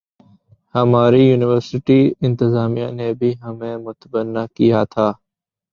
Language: Urdu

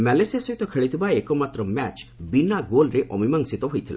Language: Odia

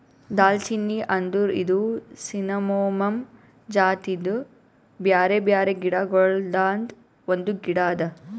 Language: Kannada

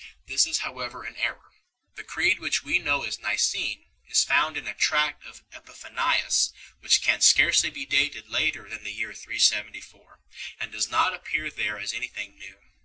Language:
English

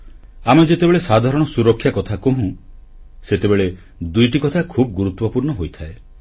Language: Odia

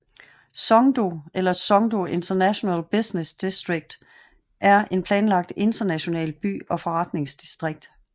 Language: Danish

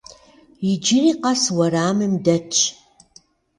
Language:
Kabardian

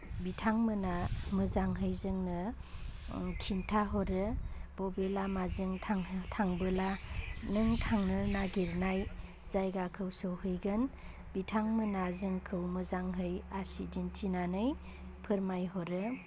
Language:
Bodo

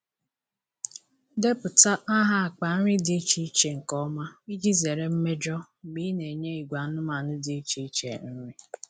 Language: Igbo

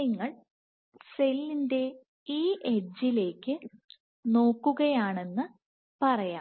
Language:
Malayalam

